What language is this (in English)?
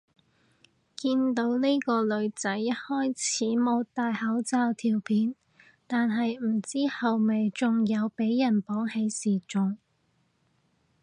Cantonese